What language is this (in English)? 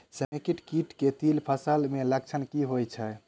Maithili